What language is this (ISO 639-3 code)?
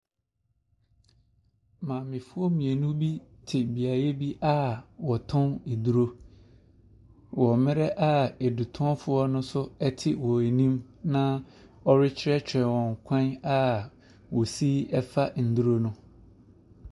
aka